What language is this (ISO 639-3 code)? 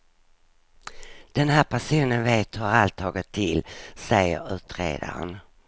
swe